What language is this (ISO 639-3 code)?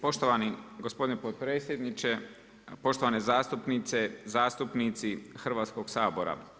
hrv